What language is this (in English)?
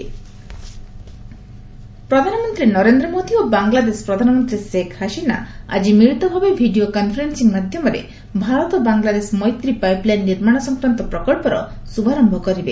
Odia